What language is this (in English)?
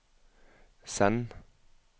Norwegian